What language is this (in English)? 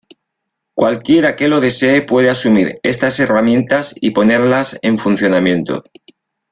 Spanish